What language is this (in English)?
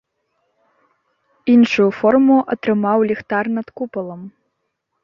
Belarusian